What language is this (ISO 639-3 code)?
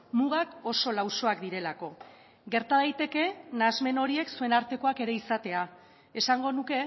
eus